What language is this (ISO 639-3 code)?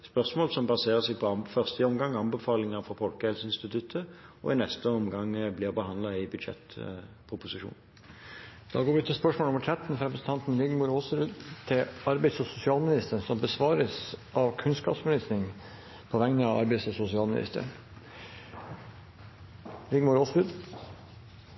nob